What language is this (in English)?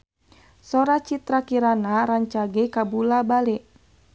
Sundanese